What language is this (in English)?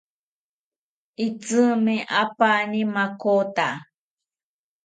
South Ucayali Ashéninka